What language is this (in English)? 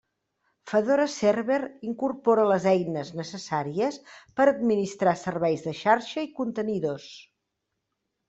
Catalan